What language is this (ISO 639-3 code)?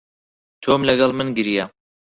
ckb